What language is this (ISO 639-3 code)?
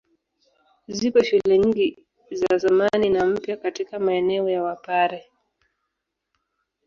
swa